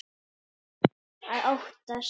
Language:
Icelandic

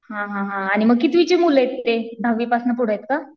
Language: Marathi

